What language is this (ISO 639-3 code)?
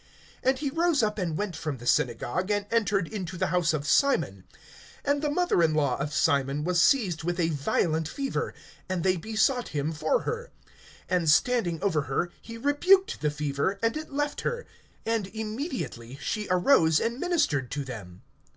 eng